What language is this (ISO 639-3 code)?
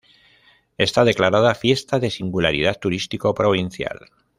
spa